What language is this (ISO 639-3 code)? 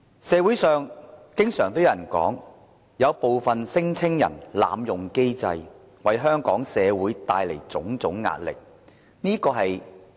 yue